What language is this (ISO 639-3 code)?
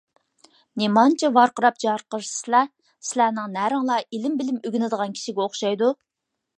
uig